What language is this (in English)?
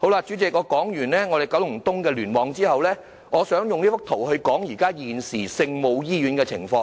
Cantonese